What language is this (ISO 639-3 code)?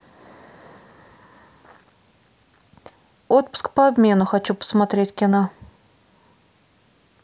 rus